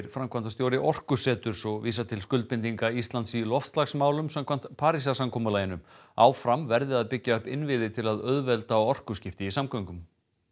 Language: Icelandic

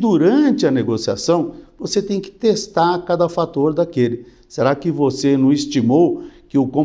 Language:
Portuguese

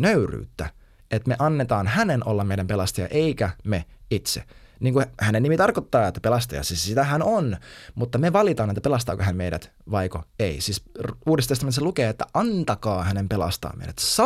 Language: Finnish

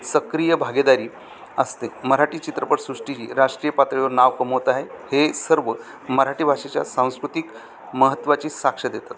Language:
Marathi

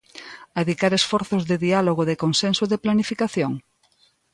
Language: Galician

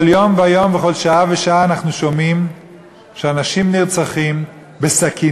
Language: Hebrew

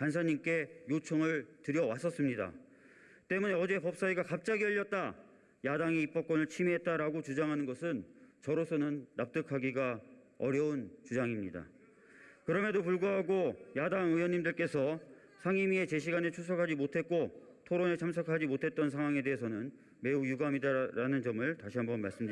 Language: Korean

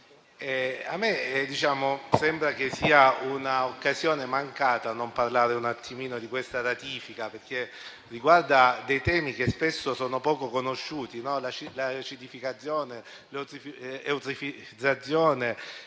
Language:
Italian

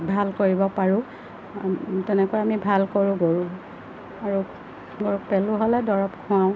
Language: Assamese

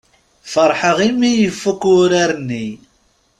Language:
Kabyle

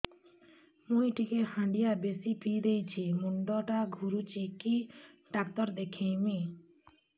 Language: Odia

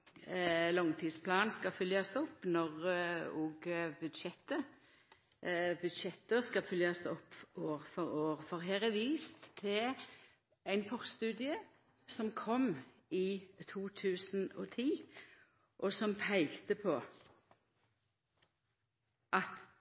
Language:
Norwegian Nynorsk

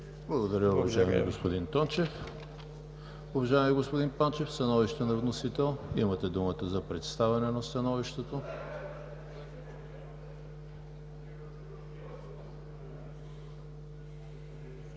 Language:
Bulgarian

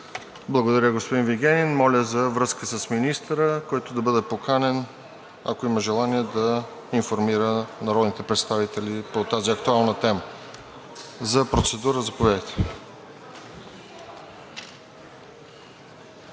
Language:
Bulgarian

